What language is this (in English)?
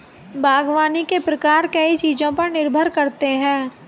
Hindi